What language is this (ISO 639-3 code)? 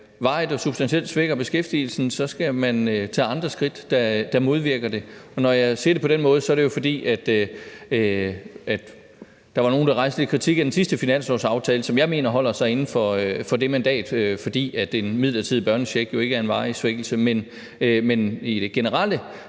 dan